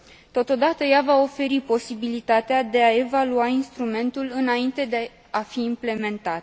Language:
Romanian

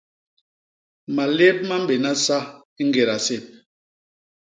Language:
Basaa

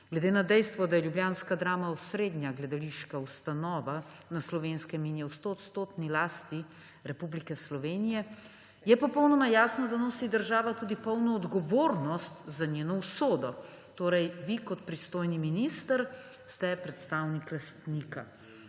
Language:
Slovenian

